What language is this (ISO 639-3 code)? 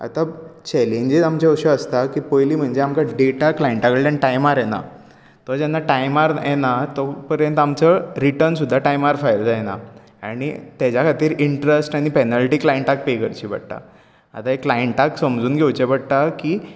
kok